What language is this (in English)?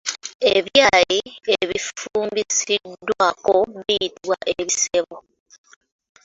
Ganda